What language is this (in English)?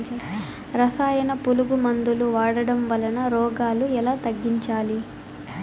Telugu